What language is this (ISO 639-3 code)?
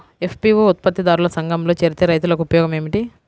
tel